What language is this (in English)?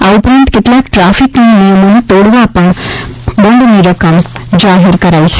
Gujarati